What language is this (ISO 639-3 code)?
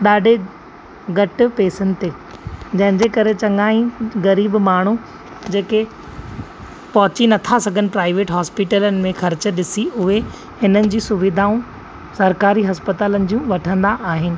snd